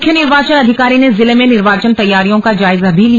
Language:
Hindi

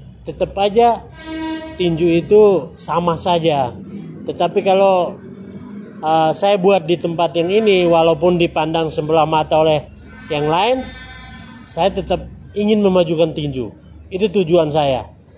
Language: Indonesian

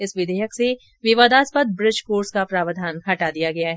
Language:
Hindi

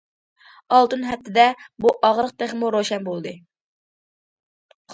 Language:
Uyghur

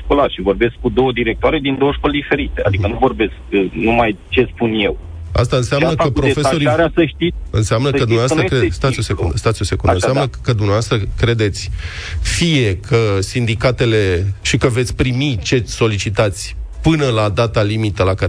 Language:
Romanian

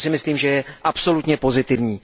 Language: Czech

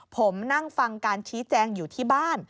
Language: Thai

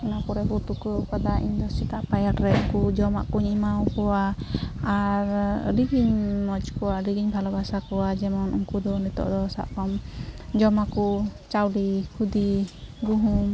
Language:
Santali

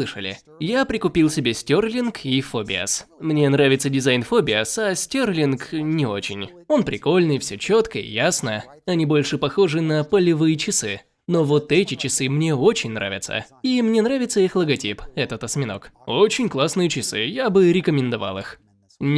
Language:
Russian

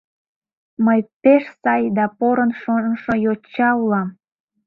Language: Mari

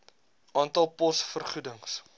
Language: Afrikaans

